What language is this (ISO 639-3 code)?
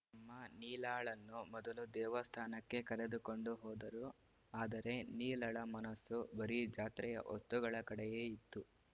kan